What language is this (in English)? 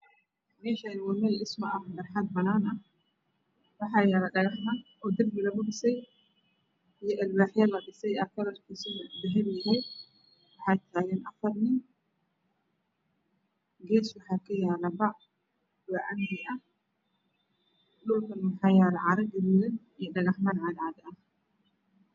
Somali